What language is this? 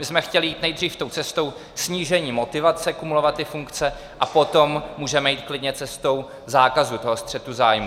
Czech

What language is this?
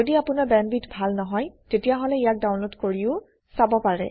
Assamese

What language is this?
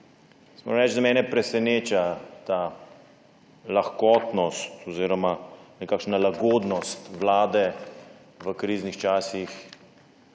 Slovenian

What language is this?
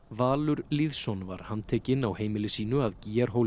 Icelandic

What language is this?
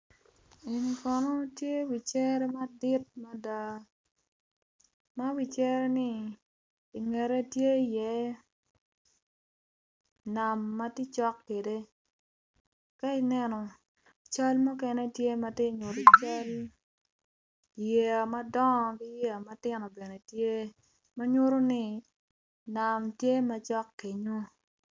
Acoli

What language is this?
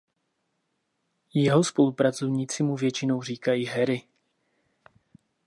Czech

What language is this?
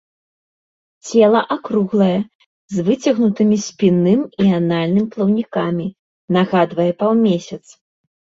Belarusian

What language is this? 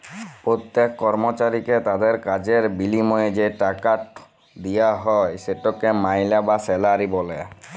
Bangla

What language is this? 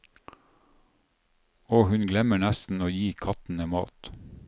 Norwegian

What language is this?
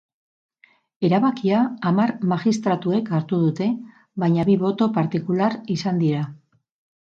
Basque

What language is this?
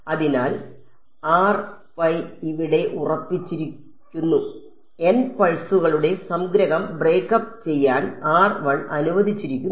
Malayalam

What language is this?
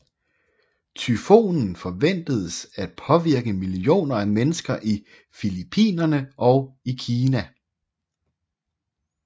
Danish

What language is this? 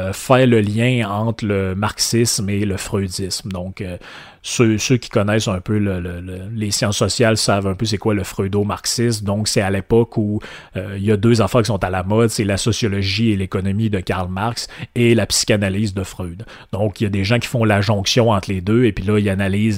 French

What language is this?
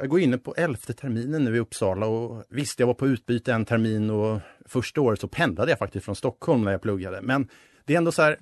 Swedish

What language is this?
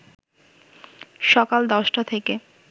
Bangla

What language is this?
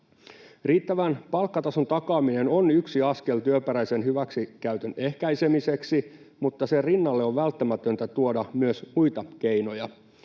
Finnish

